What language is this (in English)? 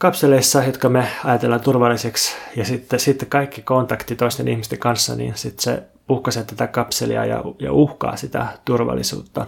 Finnish